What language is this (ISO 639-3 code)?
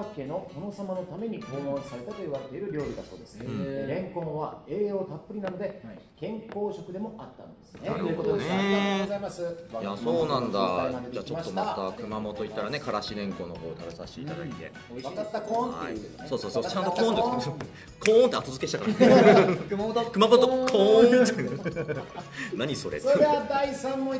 jpn